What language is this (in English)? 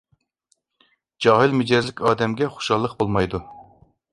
Uyghur